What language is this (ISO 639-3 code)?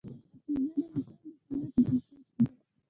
pus